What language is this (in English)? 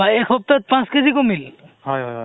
Assamese